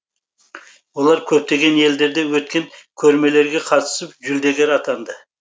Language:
Kazakh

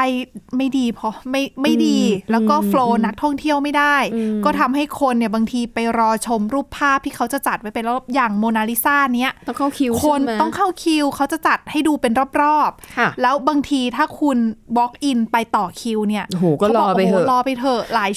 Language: Thai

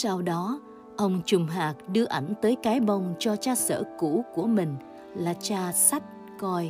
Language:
Vietnamese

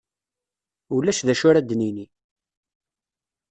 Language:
Kabyle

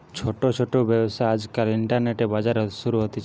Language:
Bangla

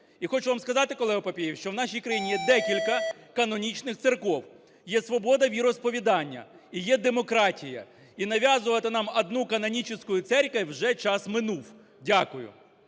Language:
Ukrainian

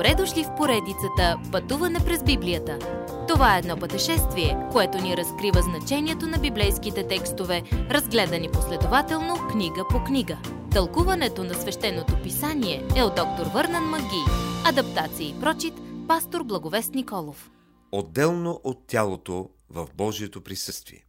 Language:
Bulgarian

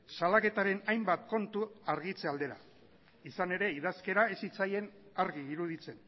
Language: Basque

